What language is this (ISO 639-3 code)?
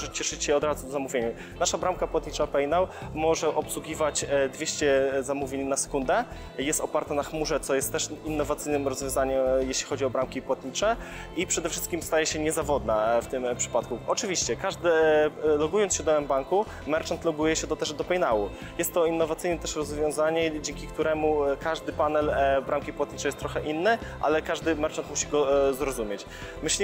pol